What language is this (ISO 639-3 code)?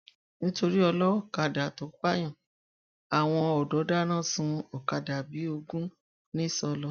yor